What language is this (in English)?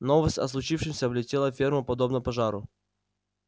Russian